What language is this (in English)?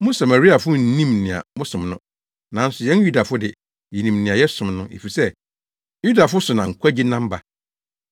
Akan